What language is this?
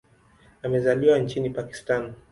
Swahili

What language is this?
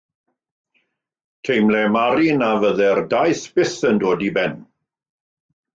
Welsh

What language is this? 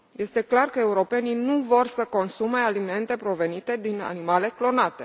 Romanian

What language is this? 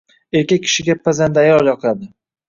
Uzbek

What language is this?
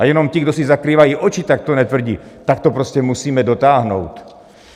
Czech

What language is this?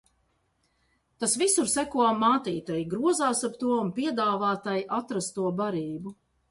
Latvian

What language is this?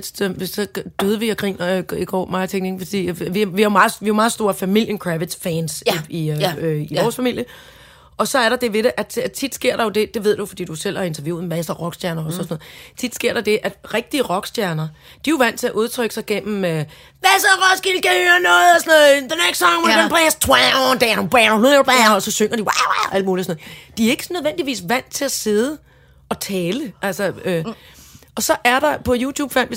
Danish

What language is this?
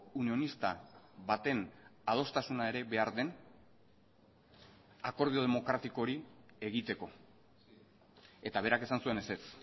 Basque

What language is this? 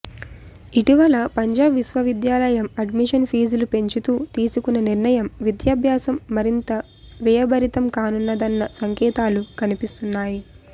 Telugu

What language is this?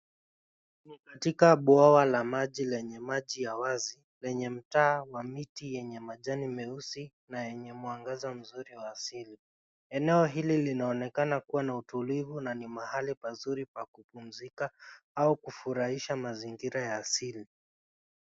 Swahili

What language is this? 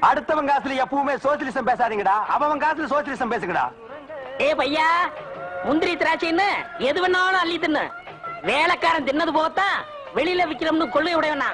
Thai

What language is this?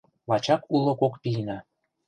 Mari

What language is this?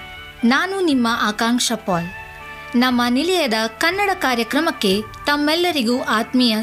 Kannada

